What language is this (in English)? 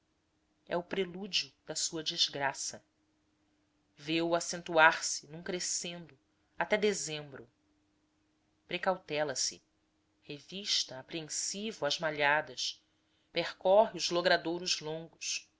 Portuguese